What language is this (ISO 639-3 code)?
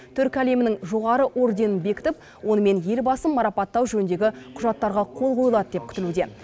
kaz